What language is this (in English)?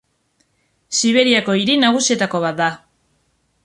Basque